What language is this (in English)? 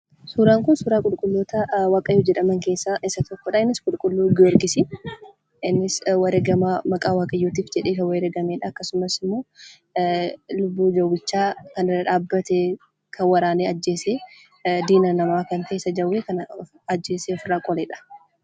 Oromo